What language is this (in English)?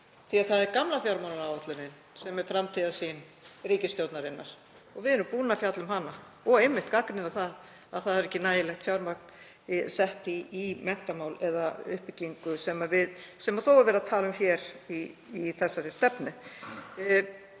Icelandic